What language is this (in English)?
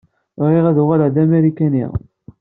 Kabyle